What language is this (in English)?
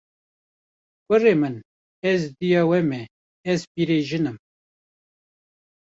Kurdish